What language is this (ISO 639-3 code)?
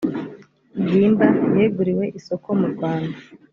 kin